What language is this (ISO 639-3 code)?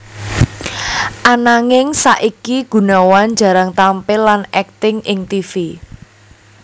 jav